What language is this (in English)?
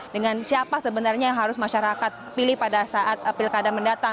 Indonesian